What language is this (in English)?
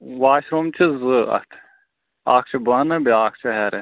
Kashmiri